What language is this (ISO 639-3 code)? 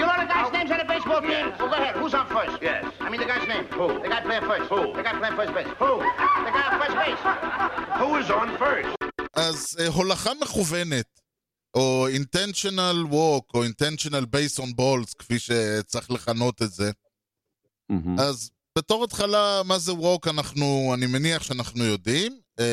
heb